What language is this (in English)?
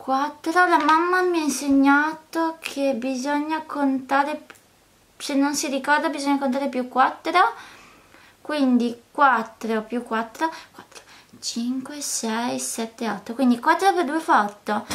Italian